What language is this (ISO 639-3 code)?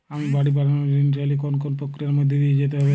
ben